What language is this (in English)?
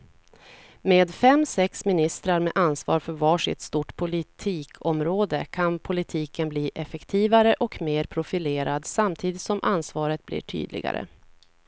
Swedish